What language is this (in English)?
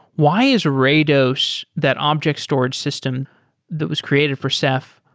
English